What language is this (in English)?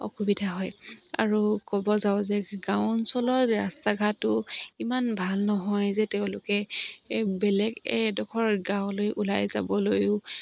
Assamese